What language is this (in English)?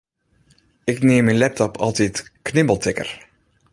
Western Frisian